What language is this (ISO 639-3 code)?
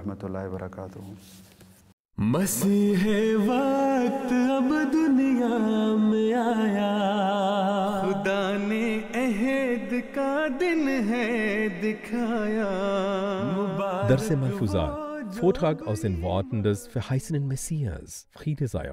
deu